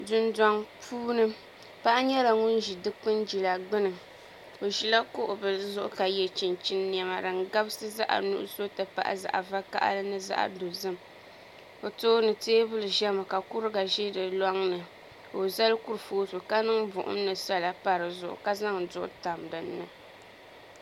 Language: Dagbani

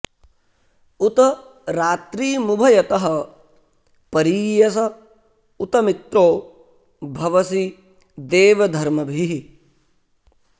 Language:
Sanskrit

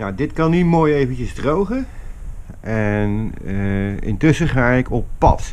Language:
Dutch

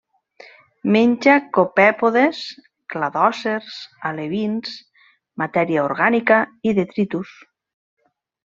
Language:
Catalan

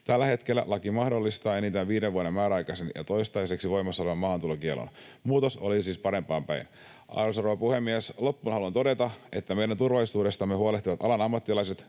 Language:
Finnish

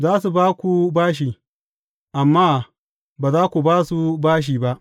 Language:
Hausa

